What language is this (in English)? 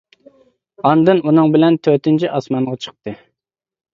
Uyghur